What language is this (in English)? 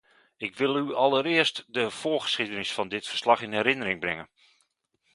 Dutch